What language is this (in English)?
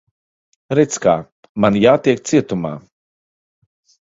Latvian